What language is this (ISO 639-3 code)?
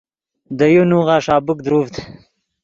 ydg